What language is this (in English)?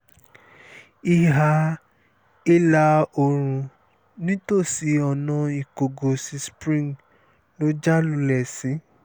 Yoruba